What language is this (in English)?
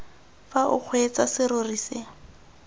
Tswana